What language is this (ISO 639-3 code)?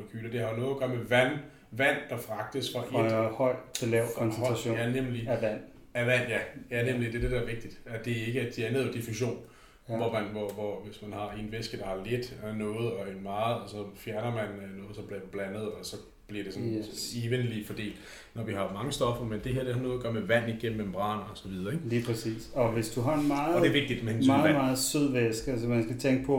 dan